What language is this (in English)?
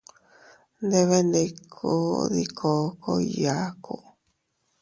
Teutila Cuicatec